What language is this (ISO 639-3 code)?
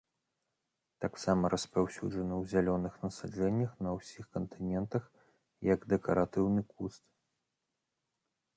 bel